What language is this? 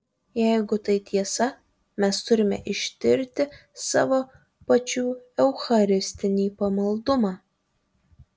Lithuanian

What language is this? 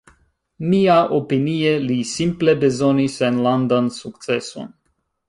Esperanto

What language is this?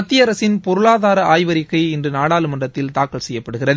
Tamil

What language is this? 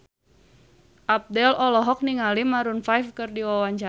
Sundanese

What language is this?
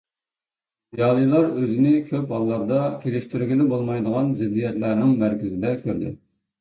Uyghur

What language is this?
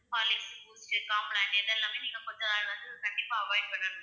Tamil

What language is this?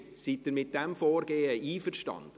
Swiss German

